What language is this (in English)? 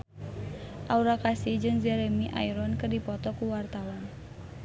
Sundanese